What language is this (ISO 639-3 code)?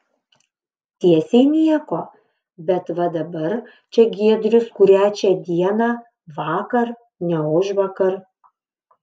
lit